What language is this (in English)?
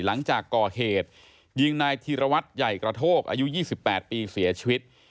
Thai